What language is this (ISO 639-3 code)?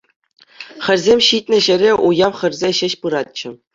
chv